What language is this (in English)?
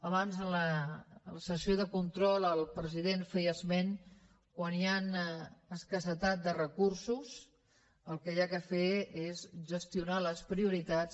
Catalan